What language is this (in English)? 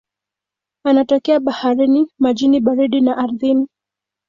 Swahili